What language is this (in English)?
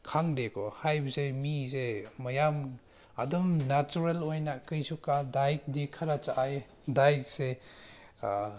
Manipuri